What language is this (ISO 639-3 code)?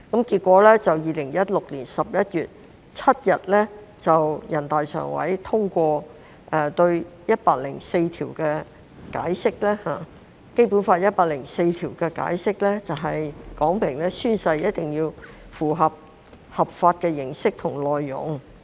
yue